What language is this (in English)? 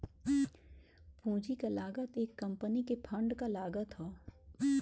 Bhojpuri